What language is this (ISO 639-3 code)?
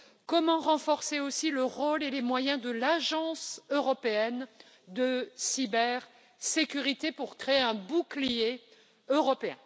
fra